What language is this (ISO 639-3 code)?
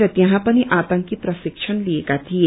nep